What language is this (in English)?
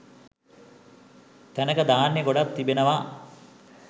Sinhala